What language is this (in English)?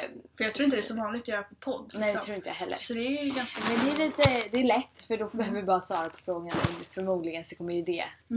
Swedish